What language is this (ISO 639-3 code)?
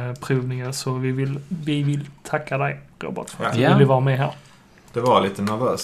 swe